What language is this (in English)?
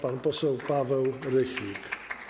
Polish